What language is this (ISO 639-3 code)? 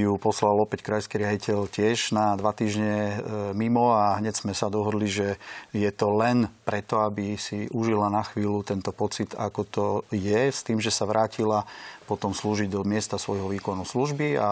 slk